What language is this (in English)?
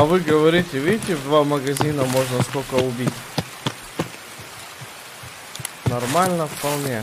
Russian